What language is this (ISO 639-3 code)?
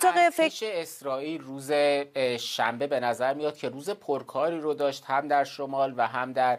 fas